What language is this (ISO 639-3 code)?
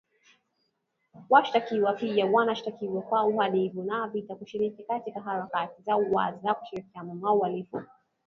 swa